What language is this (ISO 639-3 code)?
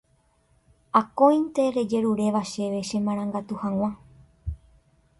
grn